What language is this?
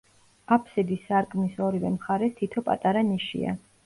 Georgian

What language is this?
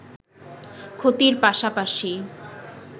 Bangla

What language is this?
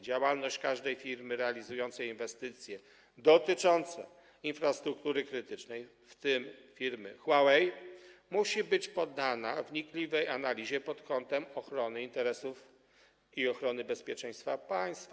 Polish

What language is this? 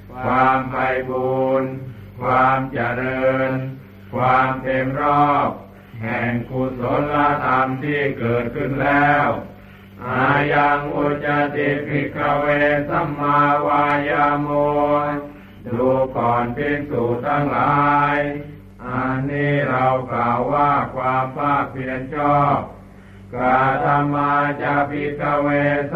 Thai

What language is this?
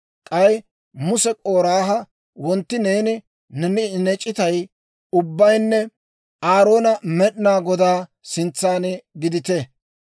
Dawro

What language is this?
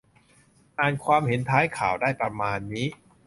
Thai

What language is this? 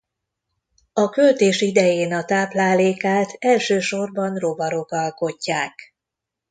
Hungarian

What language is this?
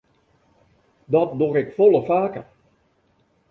Western Frisian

